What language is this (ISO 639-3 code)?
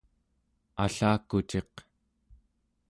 esu